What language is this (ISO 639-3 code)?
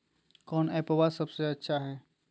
mag